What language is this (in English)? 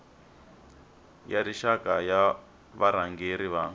Tsonga